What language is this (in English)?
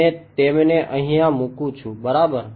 Gujarati